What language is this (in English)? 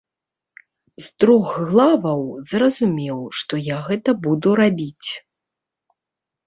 Belarusian